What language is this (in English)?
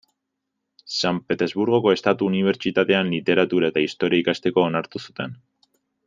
Basque